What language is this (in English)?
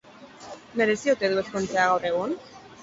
Basque